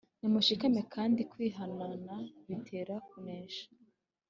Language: Kinyarwanda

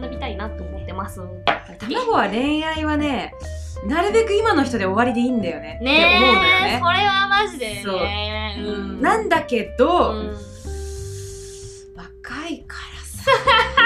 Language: Japanese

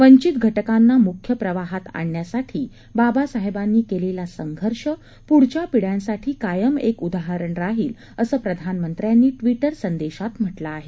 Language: Marathi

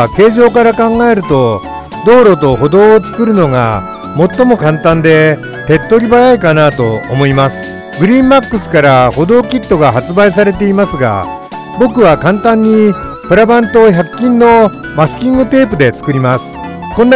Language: Japanese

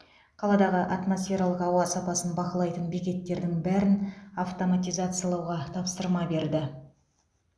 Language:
Kazakh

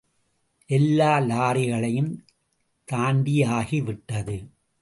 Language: Tamil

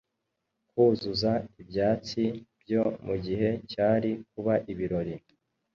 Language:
Kinyarwanda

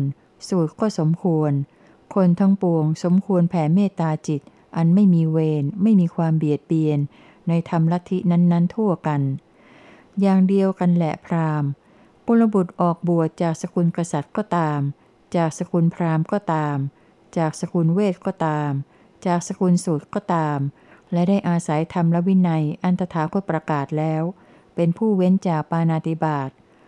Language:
Thai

